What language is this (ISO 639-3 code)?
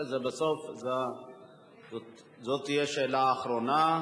heb